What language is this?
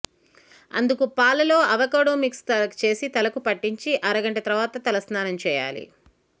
Telugu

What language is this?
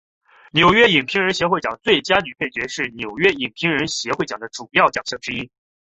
Chinese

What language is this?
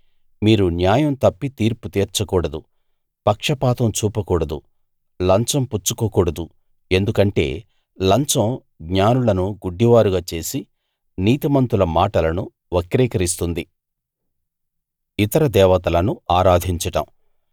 Telugu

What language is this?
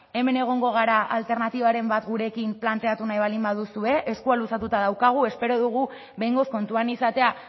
Basque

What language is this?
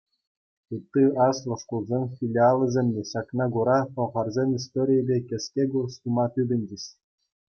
Chuvash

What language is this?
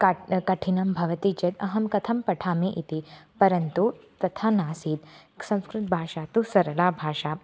Sanskrit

